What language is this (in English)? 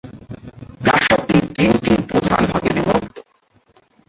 Bangla